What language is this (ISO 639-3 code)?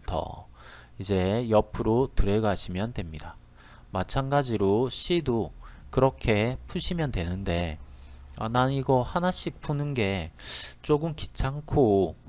kor